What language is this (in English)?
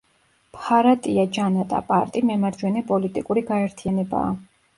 Georgian